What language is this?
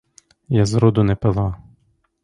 Ukrainian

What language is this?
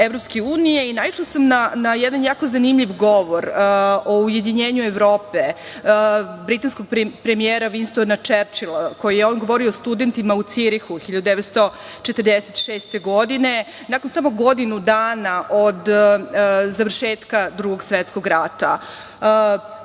Serbian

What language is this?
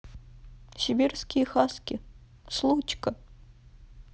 Russian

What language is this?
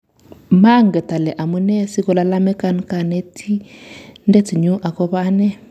Kalenjin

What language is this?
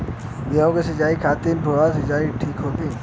Bhojpuri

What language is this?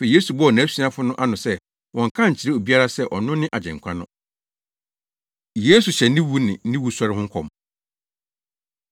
Akan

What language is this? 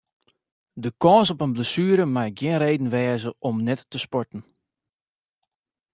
Western Frisian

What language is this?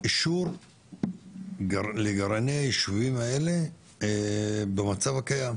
Hebrew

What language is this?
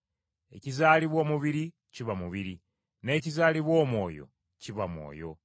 Ganda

